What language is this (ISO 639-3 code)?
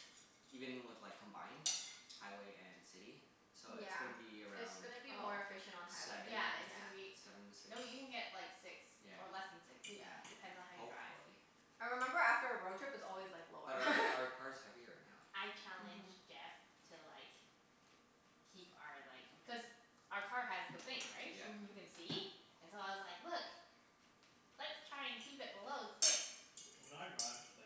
eng